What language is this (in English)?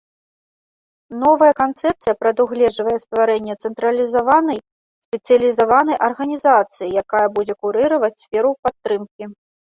Belarusian